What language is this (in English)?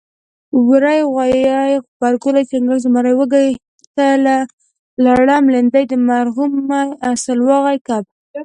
Pashto